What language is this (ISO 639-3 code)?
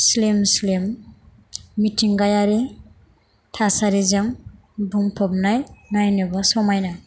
brx